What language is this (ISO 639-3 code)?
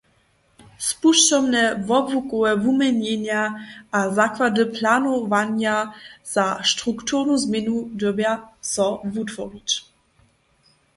hsb